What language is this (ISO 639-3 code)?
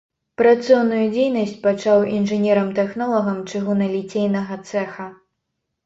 bel